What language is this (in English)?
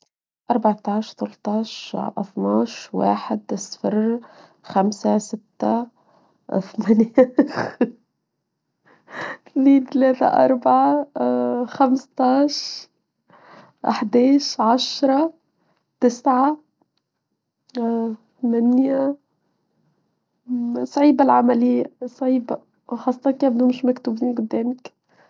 Tunisian Arabic